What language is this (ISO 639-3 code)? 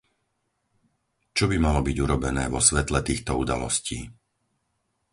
slk